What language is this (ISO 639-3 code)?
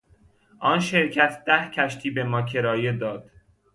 fas